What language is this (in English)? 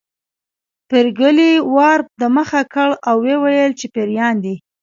Pashto